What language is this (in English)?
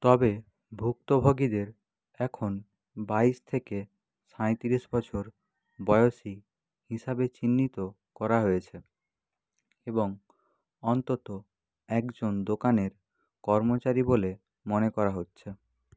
Bangla